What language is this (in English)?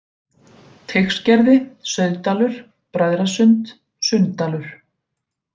Icelandic